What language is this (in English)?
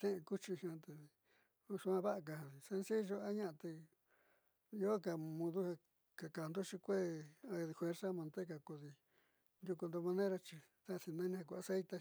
Southeastern Nochixtlán Mixtec